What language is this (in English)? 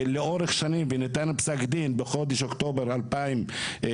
Hebrew